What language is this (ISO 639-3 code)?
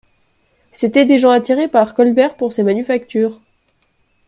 fra